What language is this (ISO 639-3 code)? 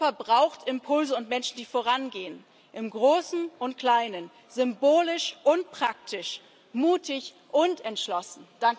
deu